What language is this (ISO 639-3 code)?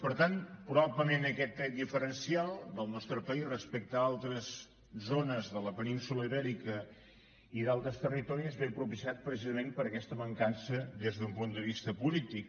cat